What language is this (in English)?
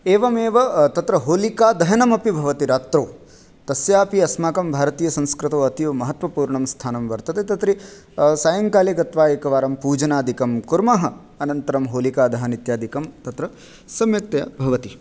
Sanskrit